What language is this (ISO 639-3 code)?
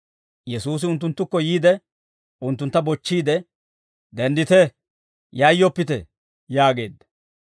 dwr